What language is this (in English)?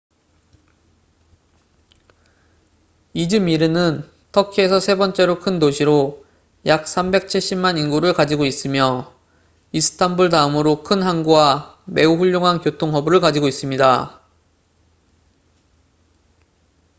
Korean